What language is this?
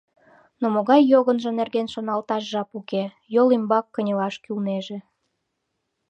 Mari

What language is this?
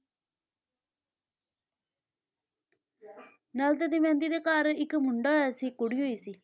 Punjabi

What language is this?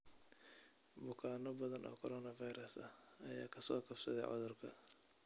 Somali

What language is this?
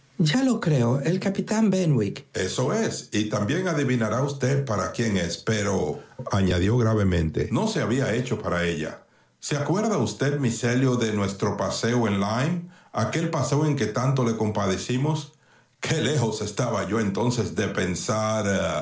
Spanish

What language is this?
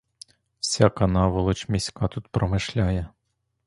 Ukrainian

